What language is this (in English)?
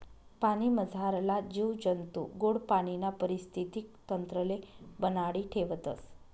Marathi